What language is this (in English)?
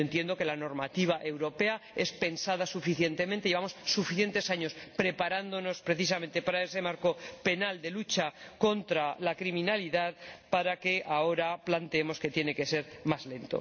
Spanish